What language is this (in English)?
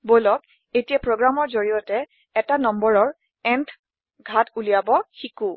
Assamese